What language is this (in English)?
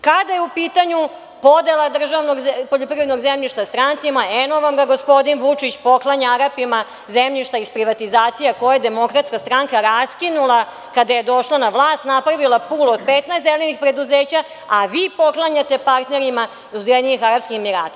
Serbian